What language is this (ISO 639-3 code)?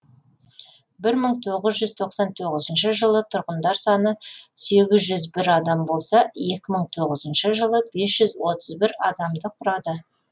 kaz